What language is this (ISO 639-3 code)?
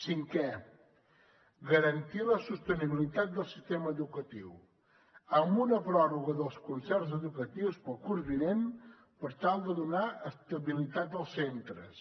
cat